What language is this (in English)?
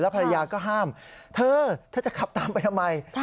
Thai